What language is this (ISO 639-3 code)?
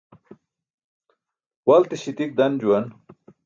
bsk